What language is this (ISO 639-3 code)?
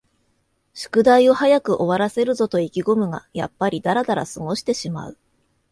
jpn